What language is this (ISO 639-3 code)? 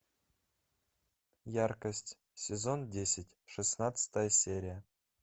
rus